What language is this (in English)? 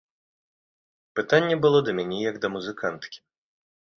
Belarusian